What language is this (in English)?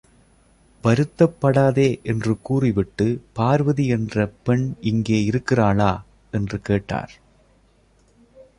Tamil